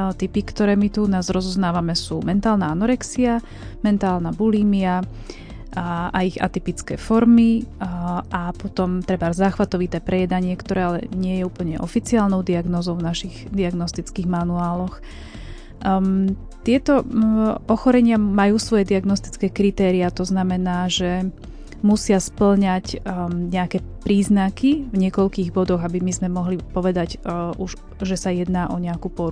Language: Slovak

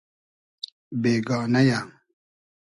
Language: Hazaragi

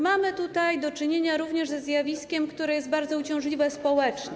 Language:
Polish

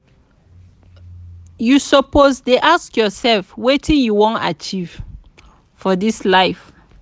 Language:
Nigerian Pidgin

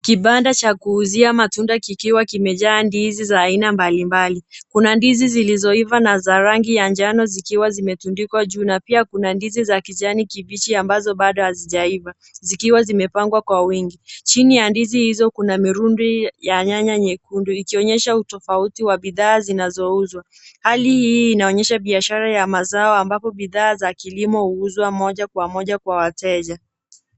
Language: Swahili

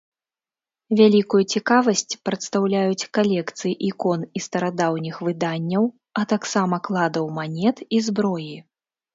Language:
Belarusian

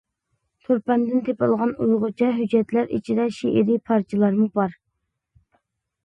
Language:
Uyghur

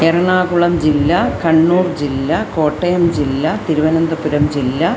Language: Sanskrit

